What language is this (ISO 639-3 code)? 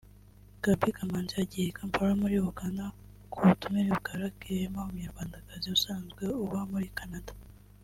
kin